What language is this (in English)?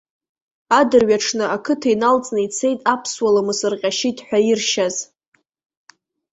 Abkhazian